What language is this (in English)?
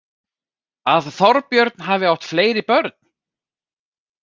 Icelandic